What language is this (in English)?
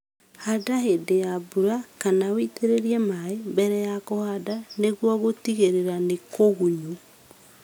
Kikuyu